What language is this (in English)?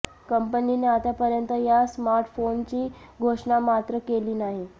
Marathi